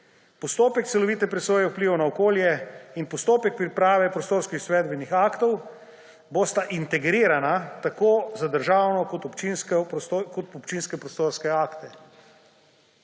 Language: Slovenian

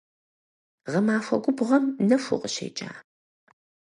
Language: Kabardian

